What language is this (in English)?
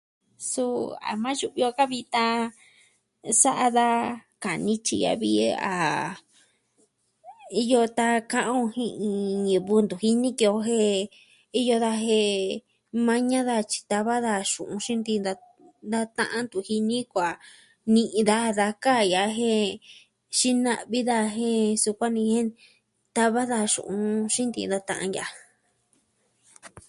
Southwestern Tlaxiaco Mixtec